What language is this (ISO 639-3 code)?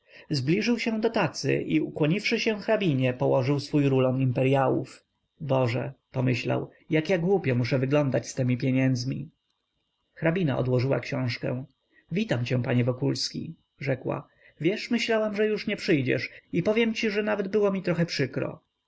pol